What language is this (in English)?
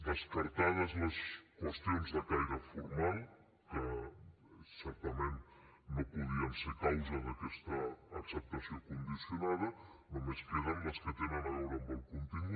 Catalan